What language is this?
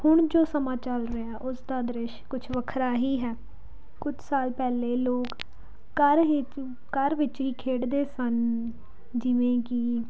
Punjabi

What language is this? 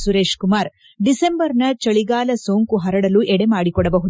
Kannada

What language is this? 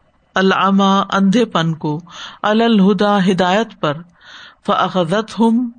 Urdu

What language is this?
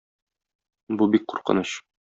Tatar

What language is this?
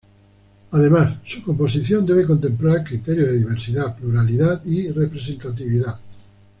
Spanish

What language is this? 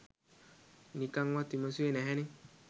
Sinhala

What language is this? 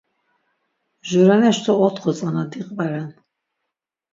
Laz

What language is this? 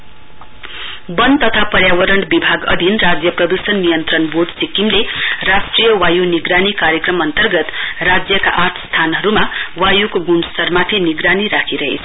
Nepali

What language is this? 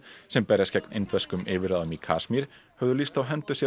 Icelandic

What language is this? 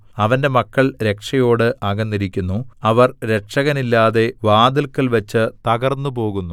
Malayalam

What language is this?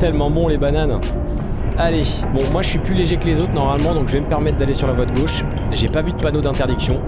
French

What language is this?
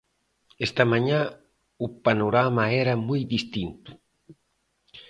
Galician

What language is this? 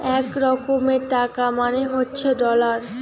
Bangla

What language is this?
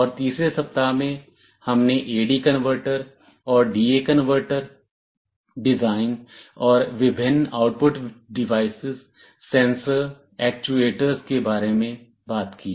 Hindi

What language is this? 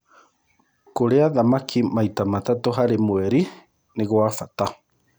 Kikuyu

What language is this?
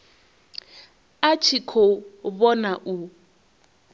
Venda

